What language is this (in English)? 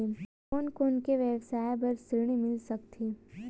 Chhattisgarhi